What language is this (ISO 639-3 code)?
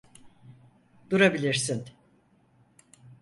tur